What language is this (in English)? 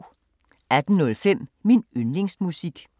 Danish